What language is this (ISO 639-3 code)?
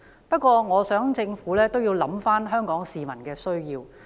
yue